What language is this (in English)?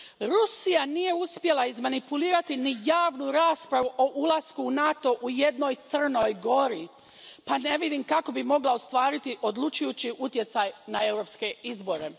Croatian